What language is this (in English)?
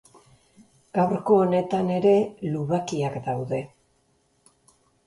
Basque